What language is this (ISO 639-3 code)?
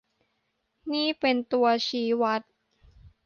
tha